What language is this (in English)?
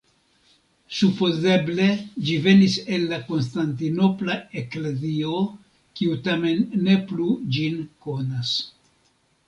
Esperanto